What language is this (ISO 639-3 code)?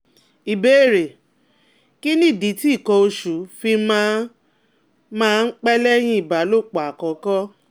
yor